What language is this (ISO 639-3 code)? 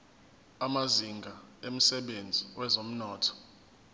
zul